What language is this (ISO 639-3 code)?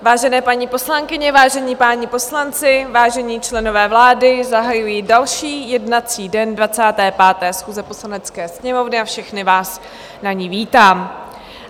ces